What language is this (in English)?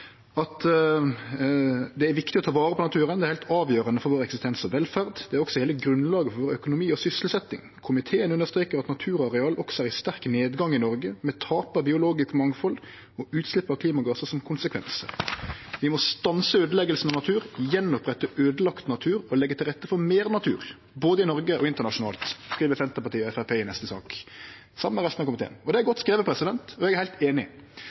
Norwegian Nynorsk